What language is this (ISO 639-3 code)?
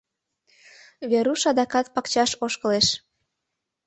chm